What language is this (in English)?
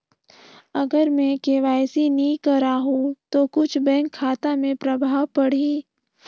Chhattisgarhi